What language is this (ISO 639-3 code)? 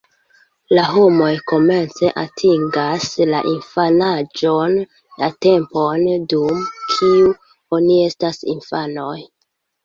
epo